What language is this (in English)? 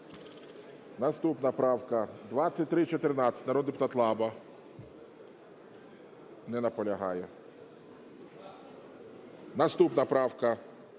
Ukrainian